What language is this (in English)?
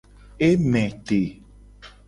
Gen